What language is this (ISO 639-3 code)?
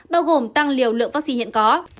vie